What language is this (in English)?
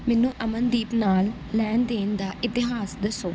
Punjabi